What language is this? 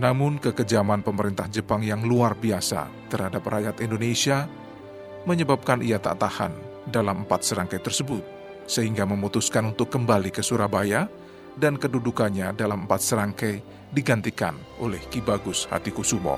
Indonesian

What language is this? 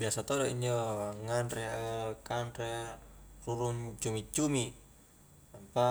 Highland Konjo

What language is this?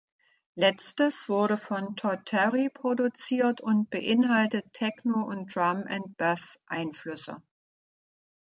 German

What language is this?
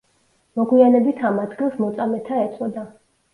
Georgian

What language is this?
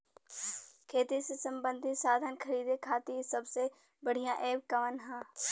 Bhojpuri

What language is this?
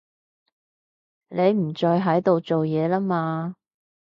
Cantonese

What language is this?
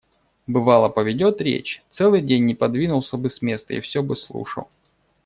Russian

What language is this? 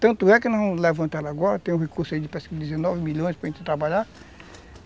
Portuguese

